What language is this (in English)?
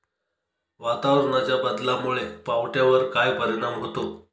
Marathi